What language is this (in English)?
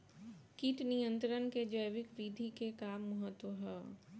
Bhojpuri